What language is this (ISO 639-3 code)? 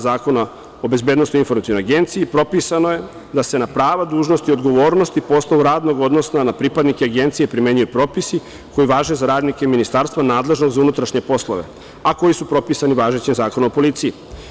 srp